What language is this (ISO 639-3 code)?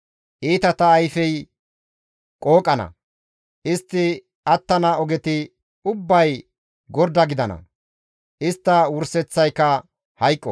gmv